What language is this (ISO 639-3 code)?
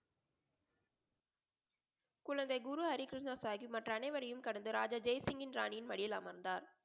tam